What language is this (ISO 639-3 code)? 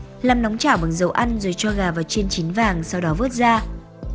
vie